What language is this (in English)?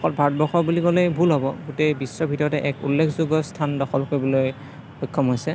Assamese